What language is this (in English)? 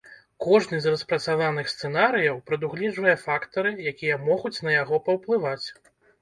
Belarusian